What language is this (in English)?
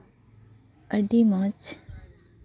Santali